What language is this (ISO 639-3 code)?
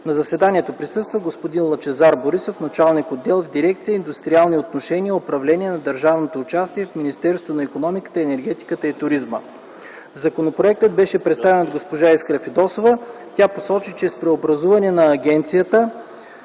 bul